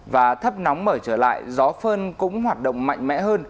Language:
Vietnamese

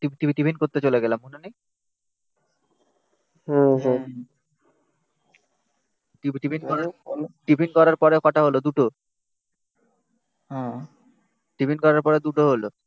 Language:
Bangla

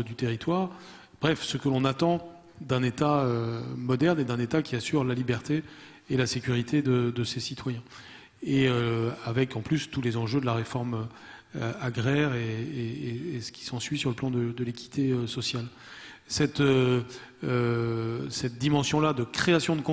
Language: French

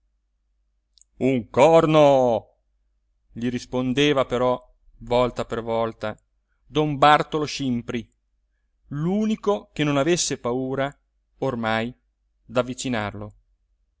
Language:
Italian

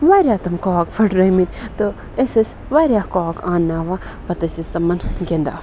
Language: Kashmiri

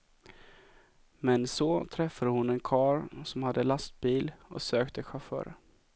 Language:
Swedish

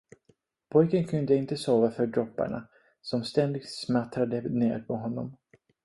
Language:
Swedish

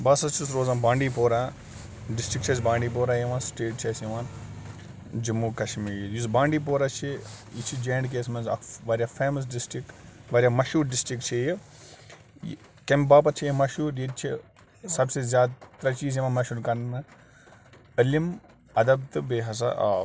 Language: Kashmiri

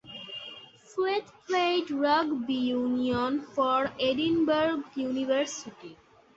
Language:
English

